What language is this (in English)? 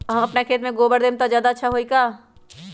Magahi